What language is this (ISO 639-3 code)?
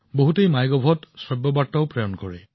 asm